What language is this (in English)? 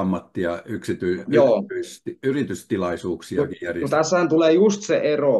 Finnish